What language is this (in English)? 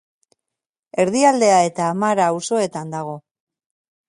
Basque